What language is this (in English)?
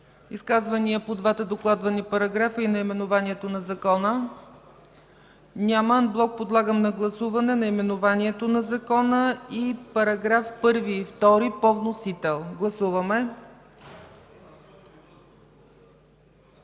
Bulgarian